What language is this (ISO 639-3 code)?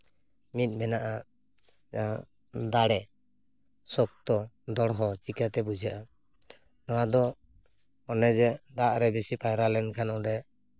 sat